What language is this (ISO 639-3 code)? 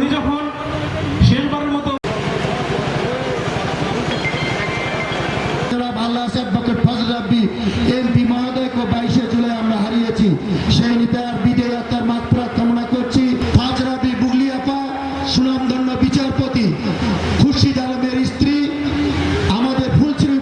ind